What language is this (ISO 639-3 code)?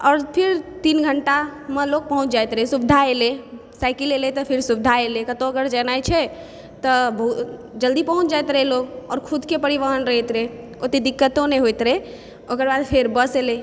mai